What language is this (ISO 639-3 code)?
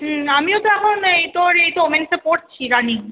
ben